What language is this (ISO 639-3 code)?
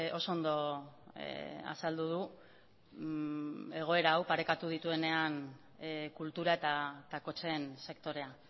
eus